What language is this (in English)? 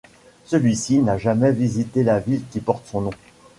French